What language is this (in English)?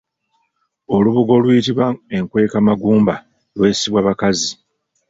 Ganda